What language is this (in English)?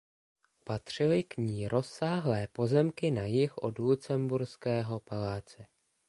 Czech